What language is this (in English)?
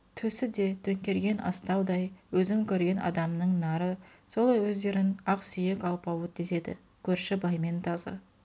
Kazakh